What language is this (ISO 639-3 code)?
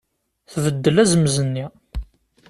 kab